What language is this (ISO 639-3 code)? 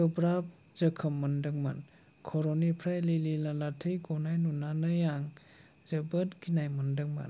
brx